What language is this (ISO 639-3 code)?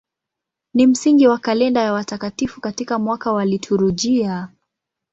swa